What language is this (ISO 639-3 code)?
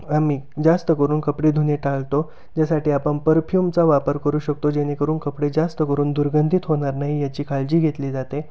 mar